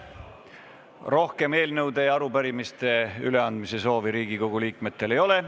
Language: Estonian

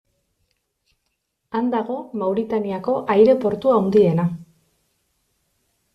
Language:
Basque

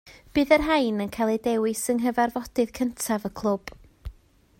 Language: Welsh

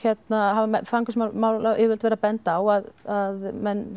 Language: Icelandic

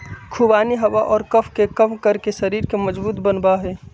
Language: Magahi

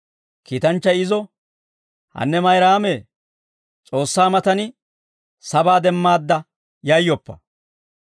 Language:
Dawro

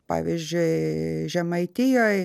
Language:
Lithuanian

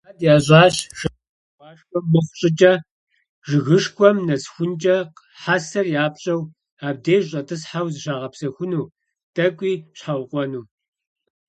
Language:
Kabardian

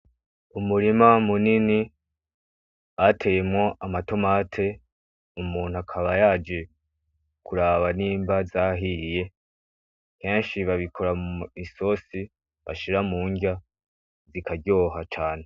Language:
Rundi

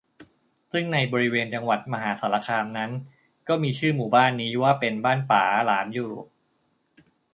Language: Thai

